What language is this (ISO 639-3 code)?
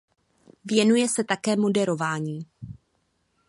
ces